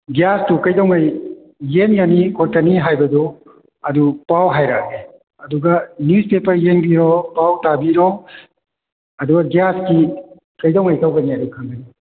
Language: Manipuri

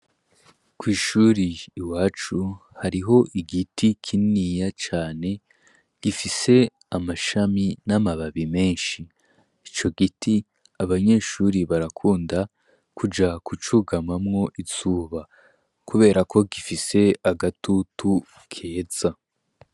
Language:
Rundi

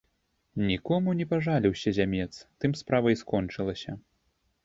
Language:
Belarusian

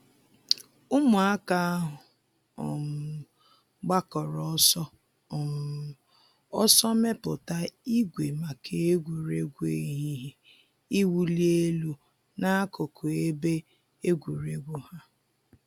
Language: Igbo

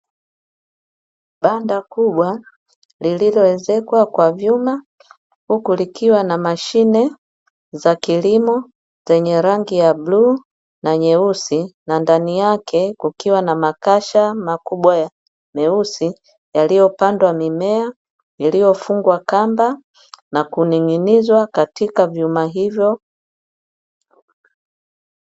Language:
Swahili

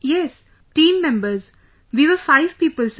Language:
English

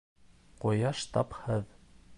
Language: Bashkir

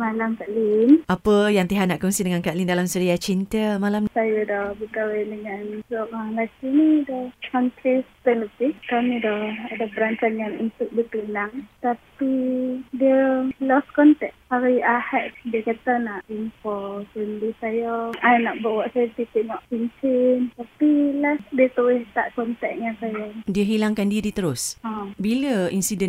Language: Malay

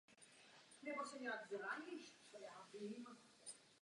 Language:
Czech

